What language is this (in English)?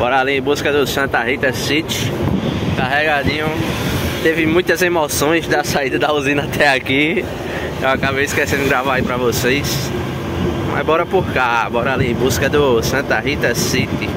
Portuguese